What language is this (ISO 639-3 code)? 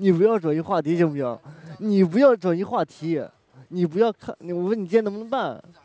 zho